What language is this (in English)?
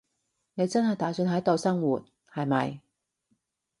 Cantonese